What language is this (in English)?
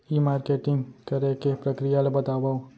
Chhattisgarhi